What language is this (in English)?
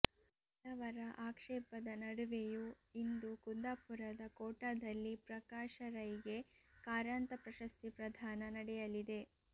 Kannada